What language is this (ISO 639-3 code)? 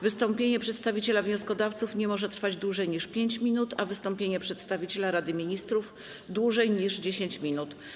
pol